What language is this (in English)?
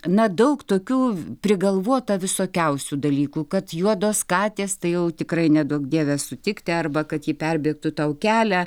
Lithuanian